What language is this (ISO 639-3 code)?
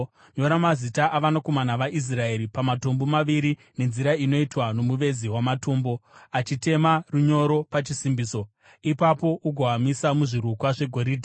sna